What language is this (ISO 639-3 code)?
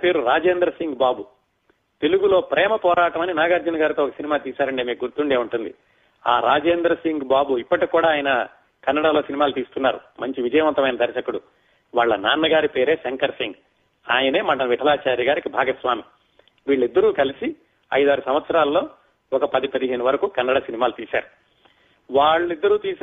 tel